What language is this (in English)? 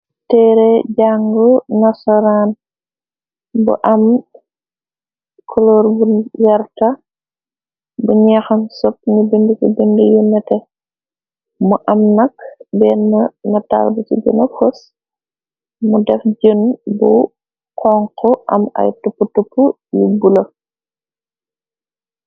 Wolof